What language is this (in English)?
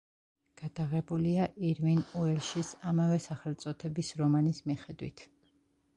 Georgian